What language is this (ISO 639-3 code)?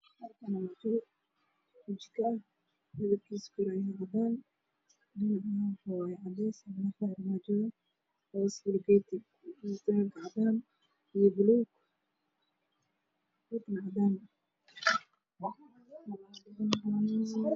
som